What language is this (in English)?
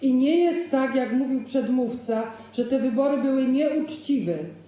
Polish